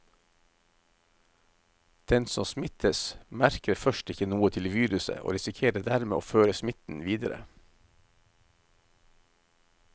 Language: Norwegian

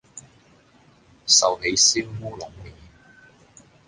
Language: Cantonese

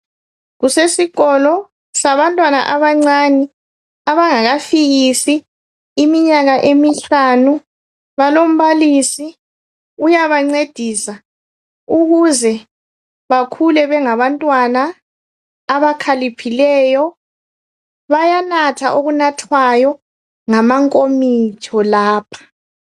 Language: North Ndebele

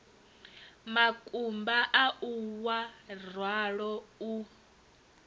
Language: Venda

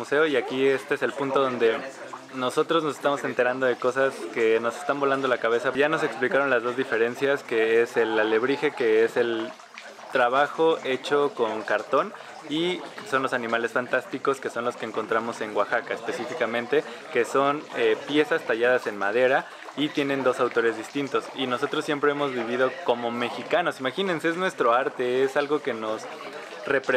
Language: Spanish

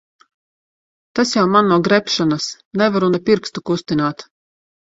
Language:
Latvian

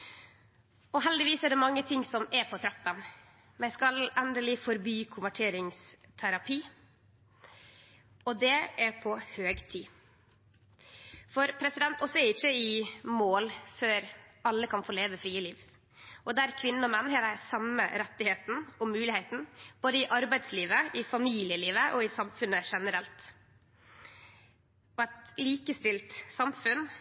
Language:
Norwegian Nynorsk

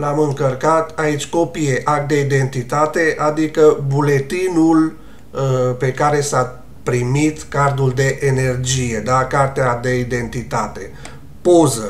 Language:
Romanian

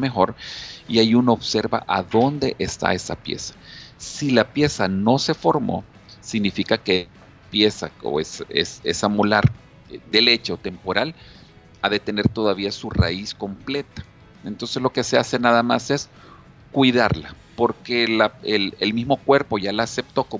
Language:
Spanish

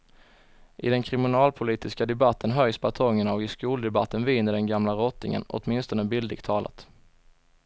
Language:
Swedish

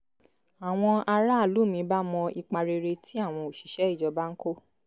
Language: Yoruba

